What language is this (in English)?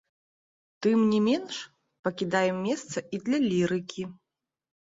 Belarusian